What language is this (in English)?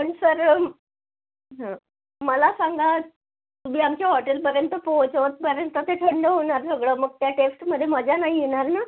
Marathi